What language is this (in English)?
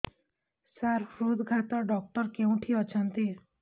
Odia